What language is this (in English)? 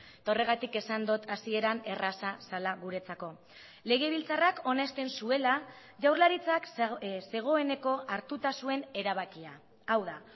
Basque